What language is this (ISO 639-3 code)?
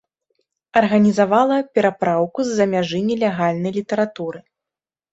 bel